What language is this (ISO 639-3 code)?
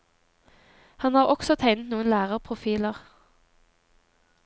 nor